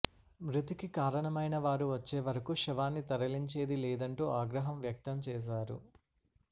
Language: Telugu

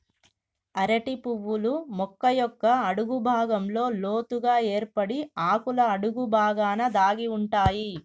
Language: Telugu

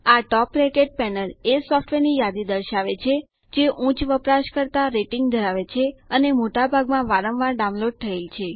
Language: Gujarati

